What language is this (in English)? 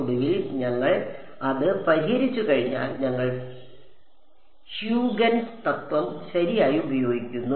Malayalam